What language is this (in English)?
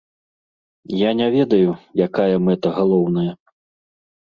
Belarusian